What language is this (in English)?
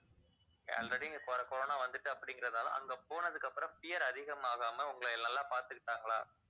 Tamil